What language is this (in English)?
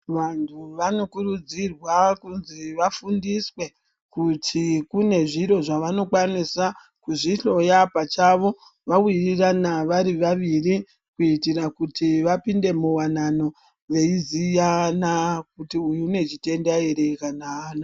Ndau